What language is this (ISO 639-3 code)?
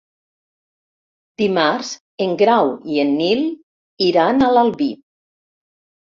cat